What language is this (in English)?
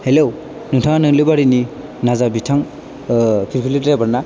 Bodo